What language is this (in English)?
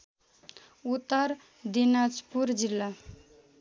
Nepali